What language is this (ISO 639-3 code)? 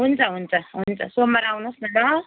nep